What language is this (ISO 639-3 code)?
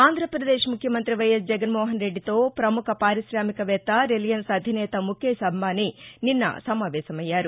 tel